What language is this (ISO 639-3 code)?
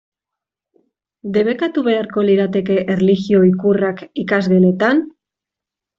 eus